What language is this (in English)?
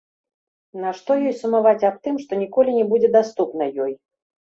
Belarusian